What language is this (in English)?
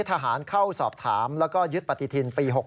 Thai